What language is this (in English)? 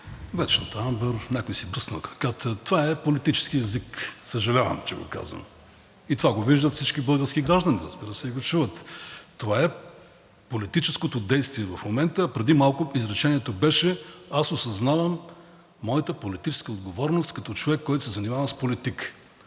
Bulgarian